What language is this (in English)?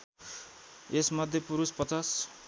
Nepali